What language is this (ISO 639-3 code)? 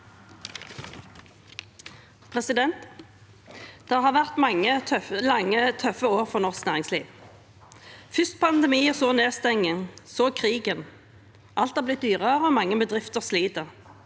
nor